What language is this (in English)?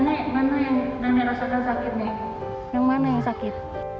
Indonesian